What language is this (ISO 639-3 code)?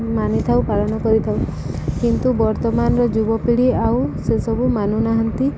ori